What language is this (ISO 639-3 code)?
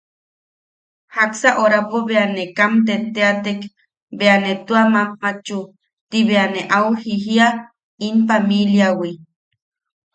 yaq